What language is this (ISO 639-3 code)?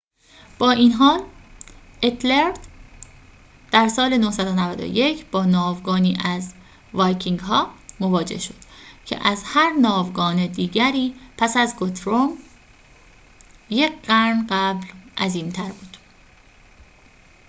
fas